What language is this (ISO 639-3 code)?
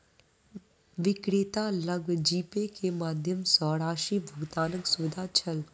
mai